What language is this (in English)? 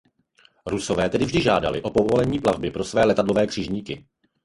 Czech